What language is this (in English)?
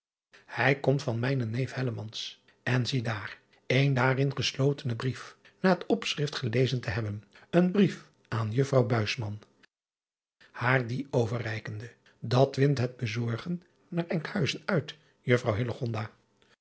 Dutch